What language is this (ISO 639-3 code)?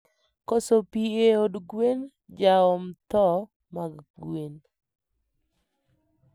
luo